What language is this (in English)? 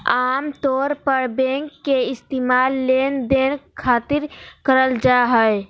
Magahi